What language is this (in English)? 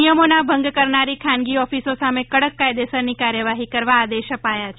Gujarati